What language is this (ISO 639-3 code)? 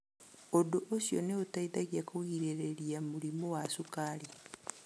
kik